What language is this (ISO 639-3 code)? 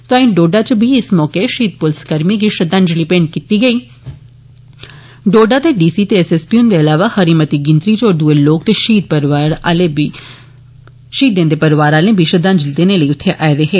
doi